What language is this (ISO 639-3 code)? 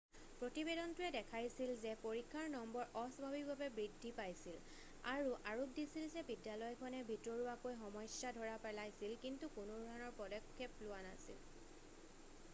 asm